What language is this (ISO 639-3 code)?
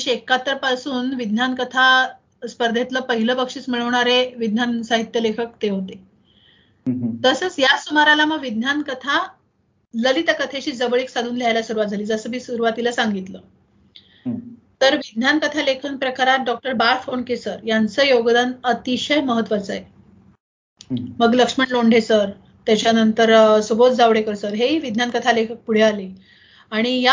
mar